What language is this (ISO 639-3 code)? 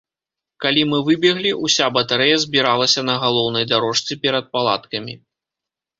bel